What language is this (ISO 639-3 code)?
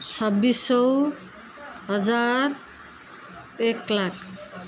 nep